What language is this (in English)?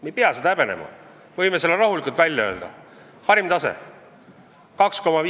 Estonian